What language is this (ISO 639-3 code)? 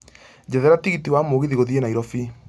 kik